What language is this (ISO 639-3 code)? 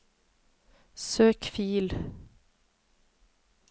nor